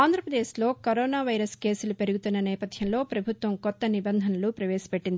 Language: Telugu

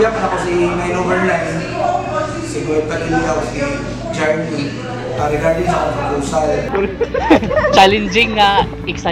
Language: Filipino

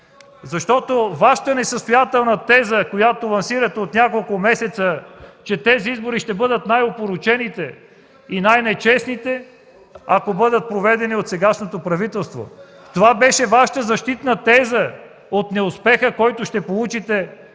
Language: Bulgarian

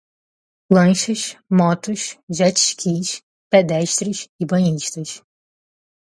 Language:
Portuguese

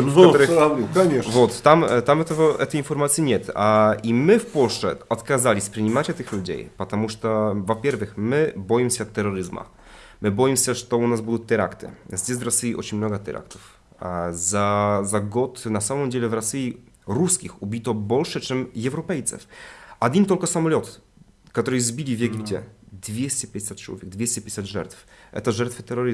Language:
Russian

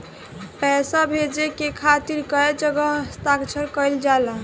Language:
Bhojpuri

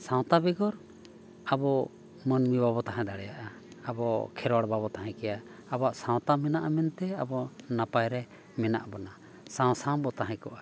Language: Santali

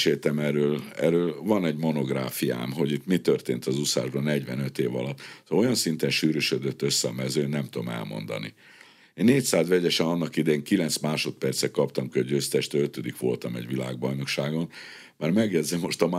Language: Hungarian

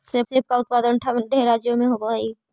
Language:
Magahi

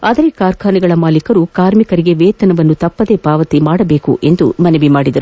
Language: Kannada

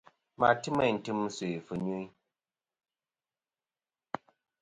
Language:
Kom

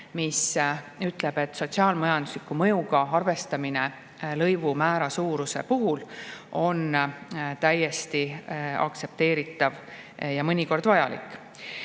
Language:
Estonian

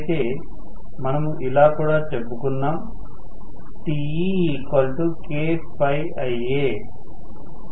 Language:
Telugu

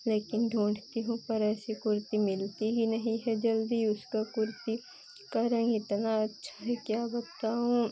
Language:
Hindi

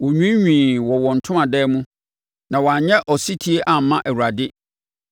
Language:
Akan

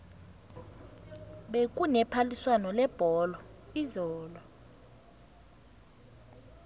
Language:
South Ndebele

